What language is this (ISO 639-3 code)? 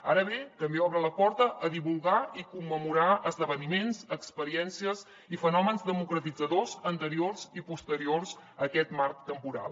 cat